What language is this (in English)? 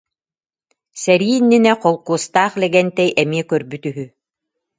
Yakut